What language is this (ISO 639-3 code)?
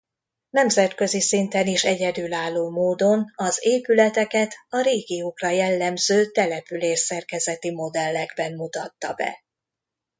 hun